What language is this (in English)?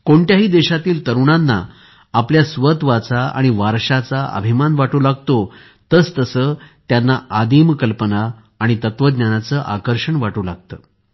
Marathi